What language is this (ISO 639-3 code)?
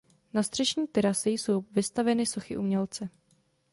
ces